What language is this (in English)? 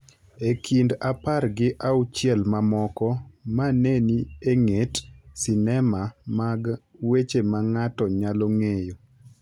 Luo (Kenya and Tanzania)